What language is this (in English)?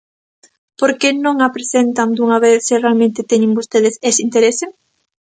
Galician